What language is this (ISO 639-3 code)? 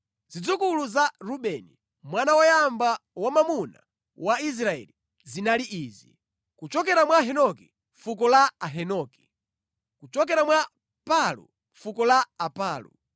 nya